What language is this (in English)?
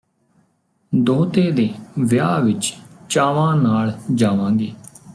Punjabi